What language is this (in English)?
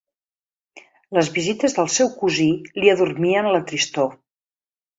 Catalan